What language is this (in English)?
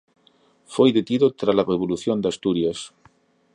Galician